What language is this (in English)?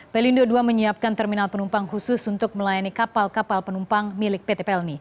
Indonesian